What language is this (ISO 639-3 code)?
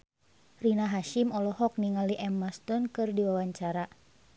sun